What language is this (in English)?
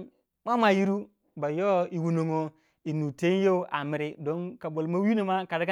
Waja